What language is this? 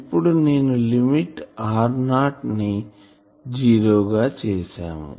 Telugu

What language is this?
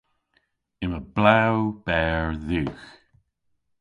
Cornish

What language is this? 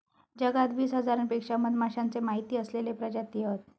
Marathi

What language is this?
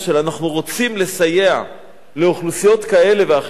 Hebrew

